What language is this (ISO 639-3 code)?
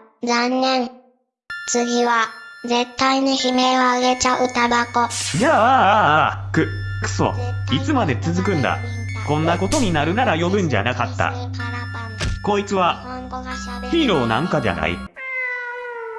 jpn